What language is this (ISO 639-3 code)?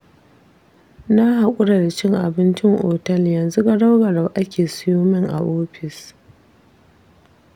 hau